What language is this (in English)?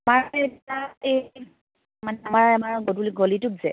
Assamese